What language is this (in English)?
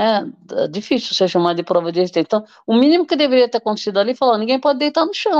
Portuguese